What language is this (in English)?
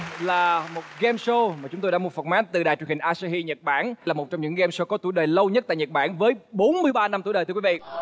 Vietnamese